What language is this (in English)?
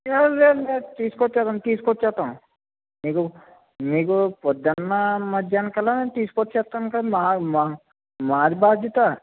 Telugu